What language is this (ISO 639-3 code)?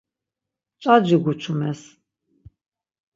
lzz